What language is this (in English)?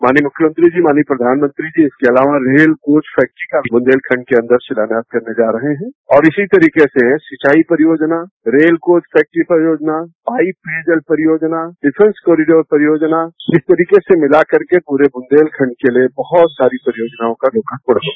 Hindi